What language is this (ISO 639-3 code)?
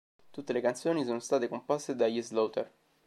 ita